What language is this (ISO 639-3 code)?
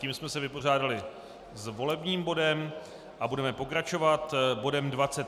ces